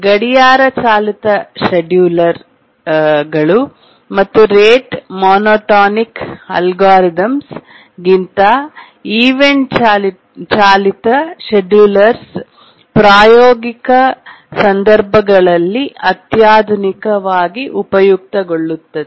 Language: Kannada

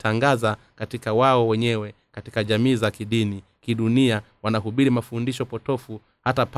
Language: Swahili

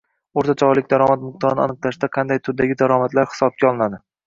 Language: Uzbek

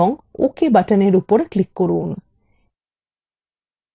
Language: Bangla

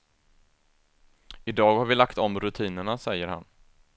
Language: Swedish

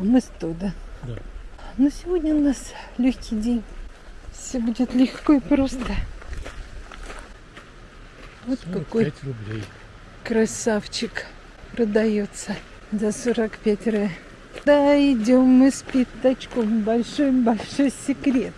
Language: Russian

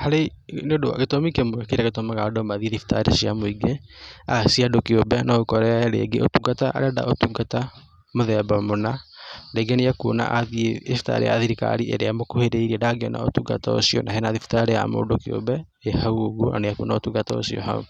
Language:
Kikuyu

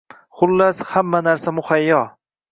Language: Uzbek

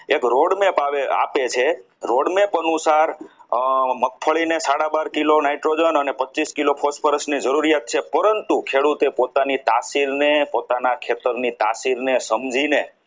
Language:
Gujarati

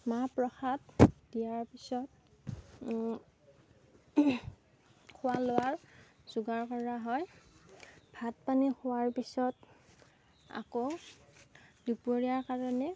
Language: Assamese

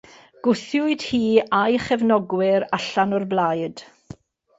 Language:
Welsh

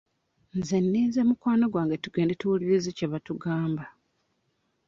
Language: Ganda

